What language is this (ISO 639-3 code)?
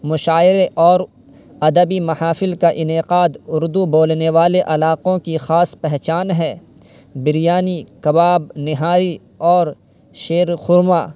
urd